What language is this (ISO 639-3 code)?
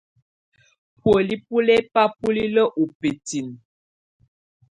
tvu